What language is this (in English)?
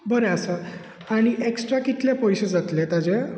Konkani